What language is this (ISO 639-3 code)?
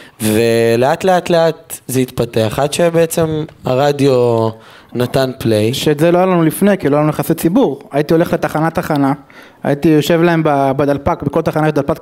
heb